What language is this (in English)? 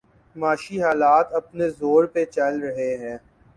Urdu